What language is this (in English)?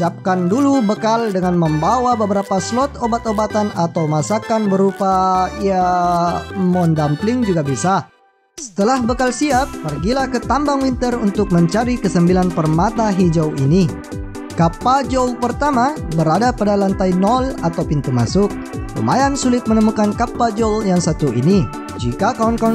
Indonesian